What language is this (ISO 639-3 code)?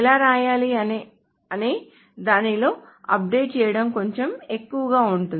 tel